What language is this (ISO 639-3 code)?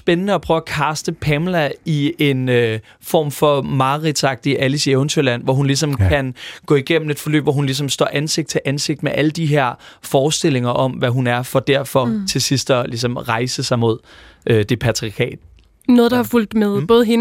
dan